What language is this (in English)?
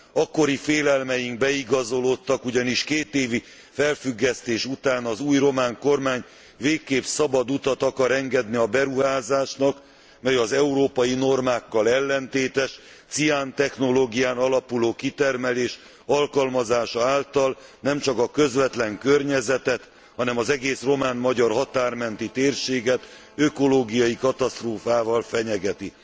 Hungarian